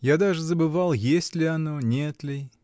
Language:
Russian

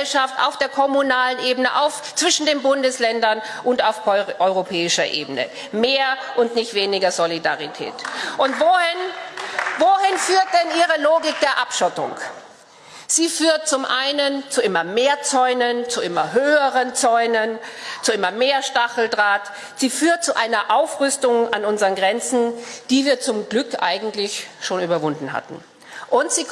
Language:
German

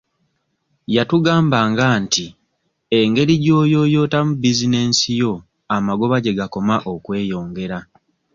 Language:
Ganda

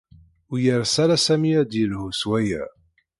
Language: Kabyle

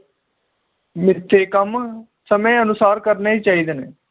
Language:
Punjabi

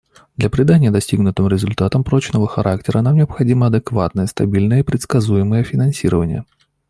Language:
Russian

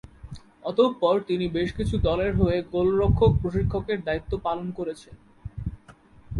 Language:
Bangla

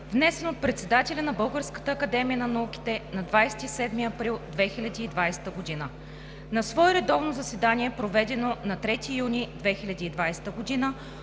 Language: Bulgarian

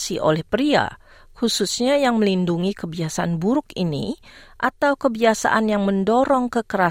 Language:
Indonesian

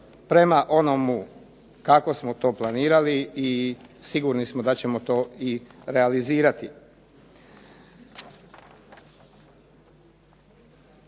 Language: Croatian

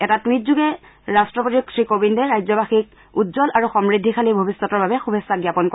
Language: Assamese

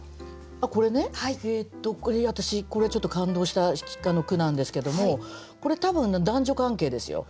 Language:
Japanese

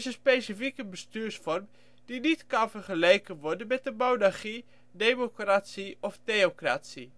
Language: Dutch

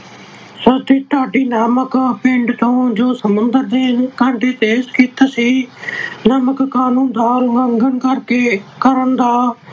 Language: Punjabi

